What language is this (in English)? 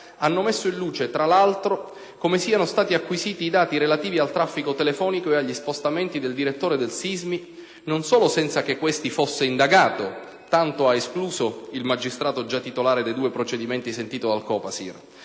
Italian